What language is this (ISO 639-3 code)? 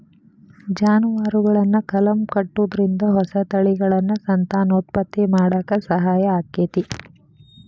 kan